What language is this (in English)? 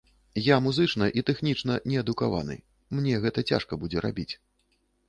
Belarusian